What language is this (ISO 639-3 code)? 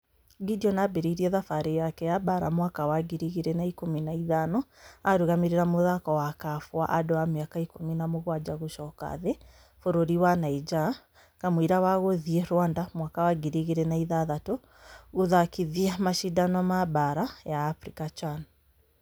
kik